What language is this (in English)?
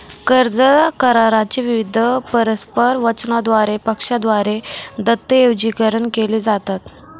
Marathi